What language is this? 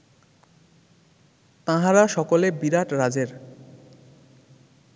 Bangla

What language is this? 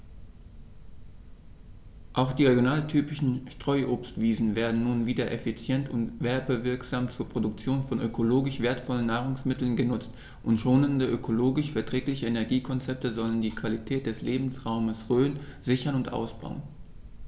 German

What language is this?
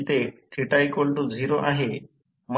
Marathi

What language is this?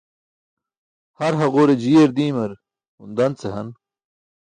Burushaski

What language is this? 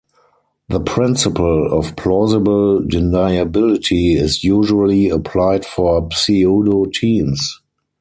English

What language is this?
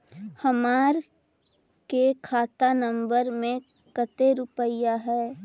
Magahi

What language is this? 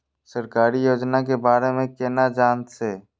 Maithili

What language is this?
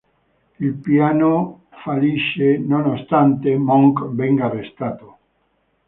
Italian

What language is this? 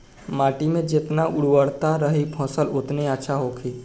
Bhojpuri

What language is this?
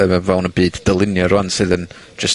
Welsh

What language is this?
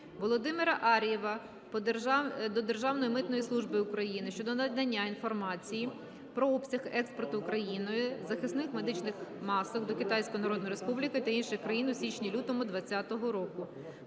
Ukrainian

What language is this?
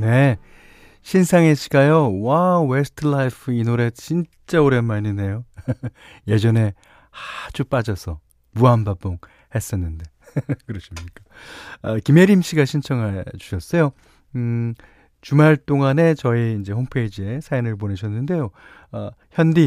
Korean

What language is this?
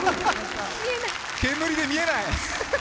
Japanese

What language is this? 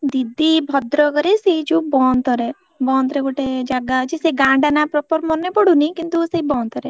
Odia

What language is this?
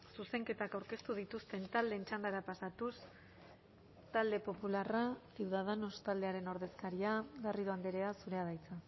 Basque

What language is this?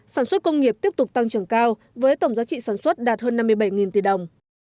Vietnamese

